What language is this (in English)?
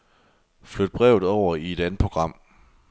Danish